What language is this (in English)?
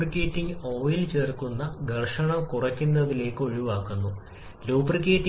Malayalam